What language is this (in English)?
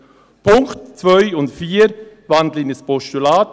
Swiss German